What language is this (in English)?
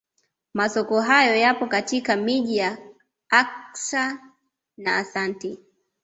Swahili